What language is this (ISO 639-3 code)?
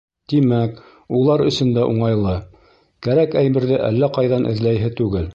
bak